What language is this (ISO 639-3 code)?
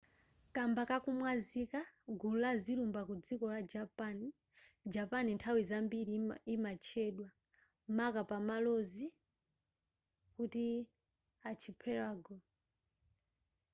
nya